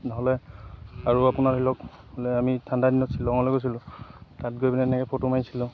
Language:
Assamese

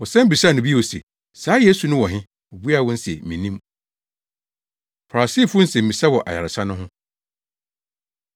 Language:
Akan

